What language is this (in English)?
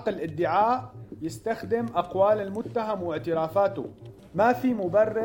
Arabic